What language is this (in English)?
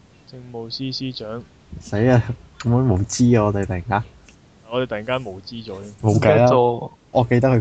Chinese